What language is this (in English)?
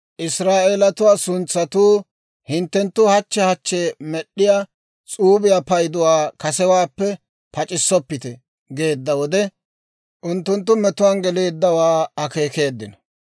Dawro